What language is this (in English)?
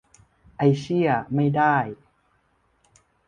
Thai